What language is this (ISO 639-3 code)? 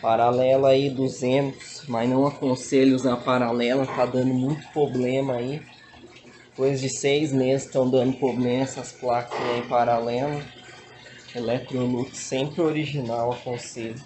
por